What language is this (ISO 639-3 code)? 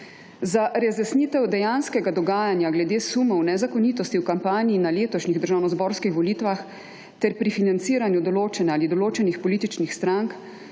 slv